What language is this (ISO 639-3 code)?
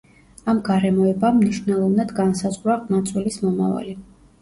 kat